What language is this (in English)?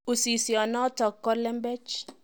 Kalenjin